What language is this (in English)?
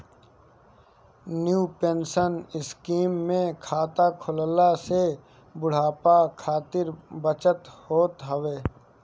Bhojpuri